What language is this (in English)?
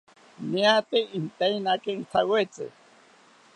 South Ucayali Ashéninka